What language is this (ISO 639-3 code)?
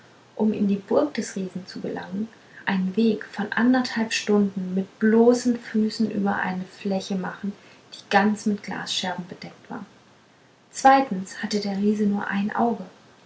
deu